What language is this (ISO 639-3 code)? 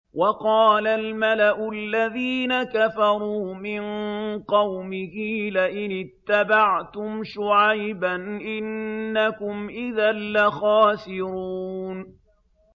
ara